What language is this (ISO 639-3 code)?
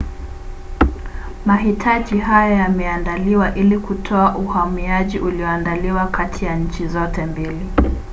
swa